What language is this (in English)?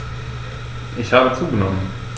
German